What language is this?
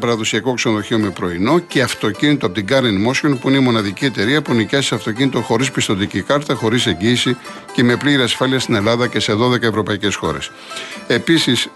Greek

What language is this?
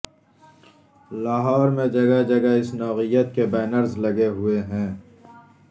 Urdu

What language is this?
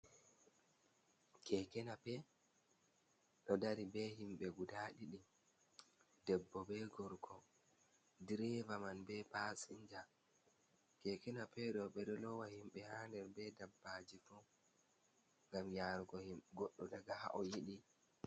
Fula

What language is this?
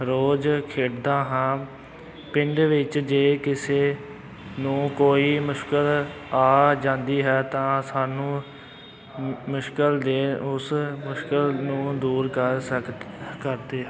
Punjabi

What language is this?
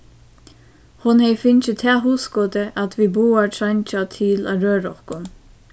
Faroese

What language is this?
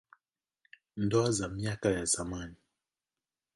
Swahili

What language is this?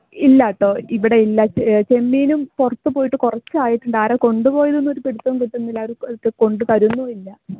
Malayalam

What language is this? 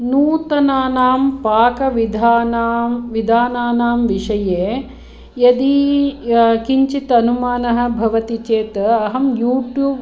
Sanskrit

